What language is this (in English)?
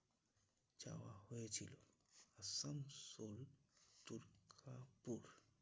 Bangla